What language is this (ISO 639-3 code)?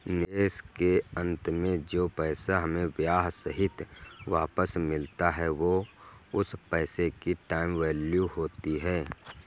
hin